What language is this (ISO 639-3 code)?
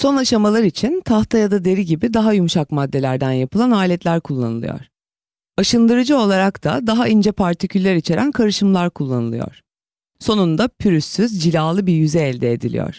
tur